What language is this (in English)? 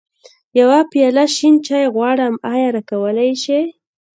Pashto